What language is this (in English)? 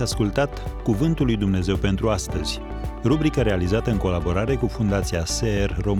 Romanian